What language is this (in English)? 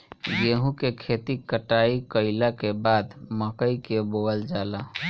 Bhojpuri